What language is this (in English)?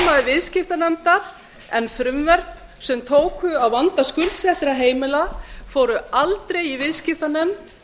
Icelandic